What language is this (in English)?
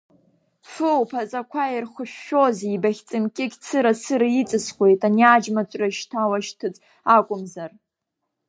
Abkhazian